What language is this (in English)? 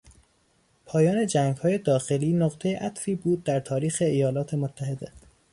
Persian